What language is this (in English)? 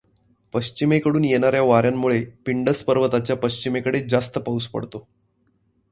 Marathi